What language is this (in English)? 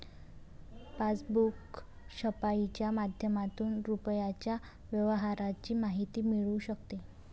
Marathi